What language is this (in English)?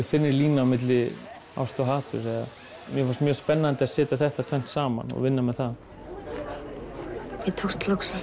Icelandic